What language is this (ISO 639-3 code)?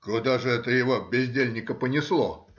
rus